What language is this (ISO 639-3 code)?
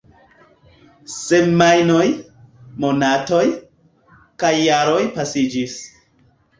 epo